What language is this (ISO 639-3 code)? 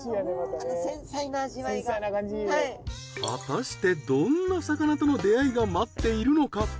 jpn